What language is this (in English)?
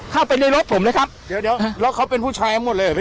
Thai